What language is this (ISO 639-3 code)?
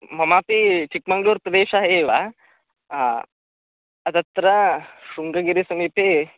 san